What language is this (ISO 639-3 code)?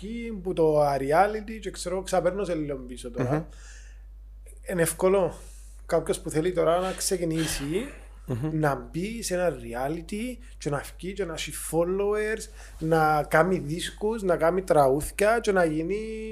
ell